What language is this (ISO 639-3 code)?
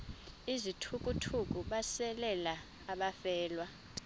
xho